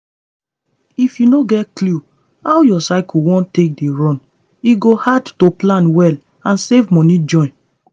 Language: Nigerian Pidgin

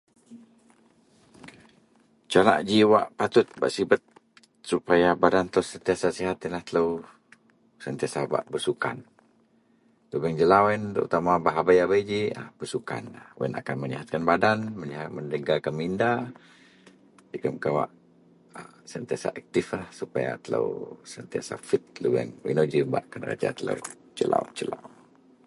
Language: Central Melanau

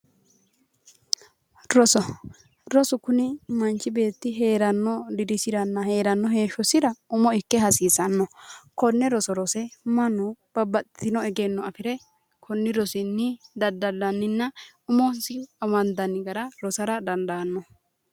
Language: Sidamo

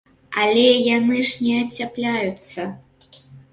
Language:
Belarusian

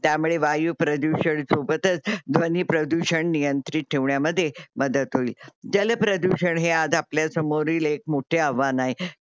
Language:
Marathi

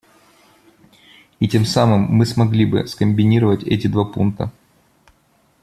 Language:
Russian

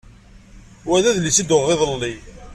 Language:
Kabyle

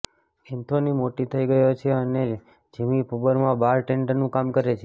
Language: Gujarati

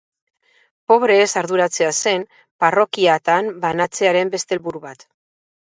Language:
Basque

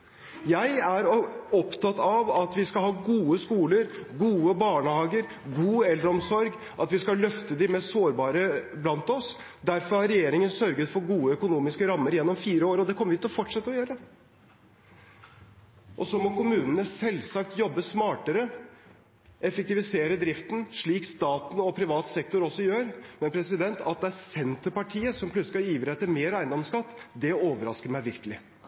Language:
Norwegian Bokmål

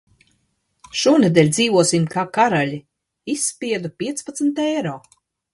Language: Latvian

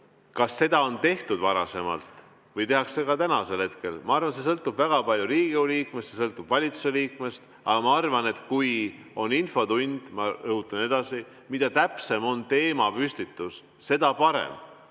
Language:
Estonian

